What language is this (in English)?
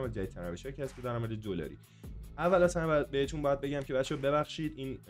Persian